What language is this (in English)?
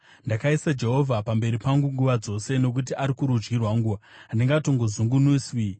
Shona